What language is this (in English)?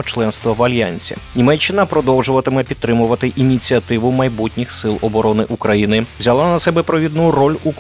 Ukrainian